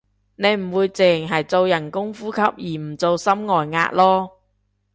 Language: Cantonese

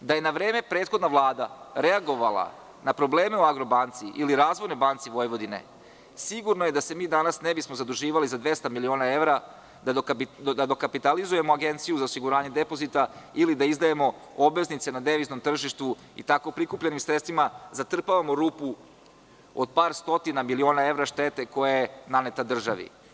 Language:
Serbian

